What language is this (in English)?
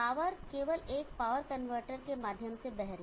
Hindi